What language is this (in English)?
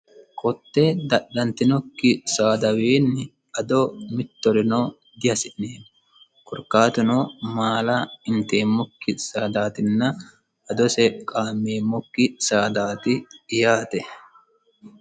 Sidamo